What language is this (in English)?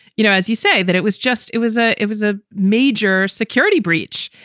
English